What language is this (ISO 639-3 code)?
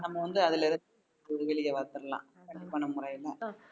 tam